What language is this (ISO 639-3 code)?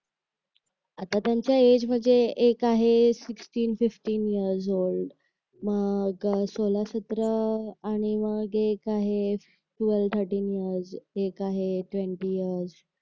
mar